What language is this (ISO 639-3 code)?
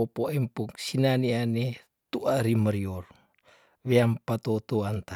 tdn